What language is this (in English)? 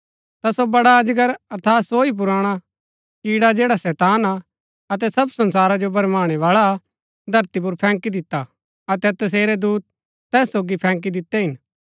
Gaddi